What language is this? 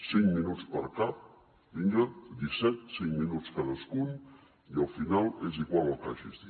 Catalan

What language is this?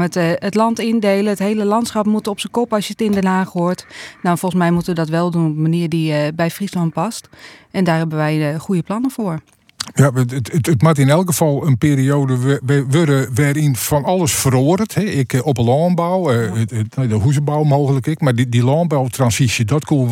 Dutch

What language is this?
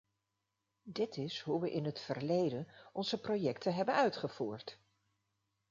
Dutch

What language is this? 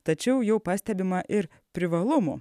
Lithuanian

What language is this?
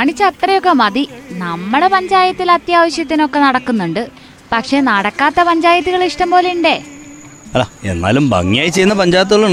Malayalam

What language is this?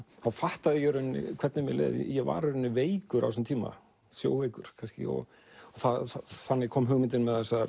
Icelandic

